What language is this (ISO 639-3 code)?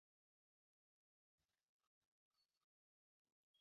zho